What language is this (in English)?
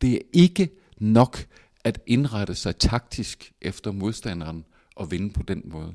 Danish